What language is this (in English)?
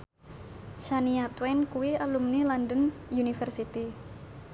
Javanese